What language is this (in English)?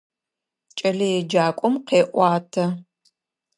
Adyghe